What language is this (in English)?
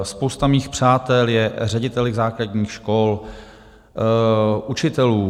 Czech